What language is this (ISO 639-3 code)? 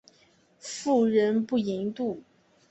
zho